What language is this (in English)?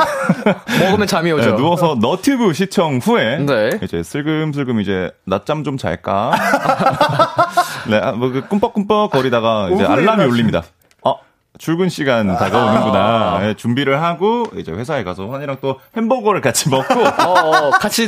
Korean